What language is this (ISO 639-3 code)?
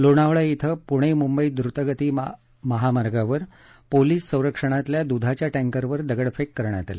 mar